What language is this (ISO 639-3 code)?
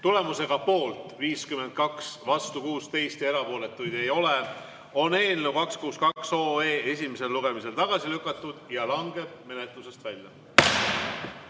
est